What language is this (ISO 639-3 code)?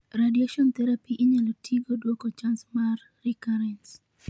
luo